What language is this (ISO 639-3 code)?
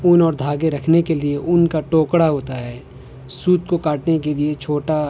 urd